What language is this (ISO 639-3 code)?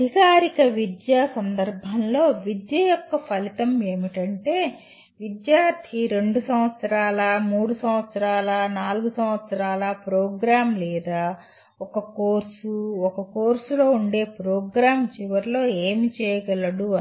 tel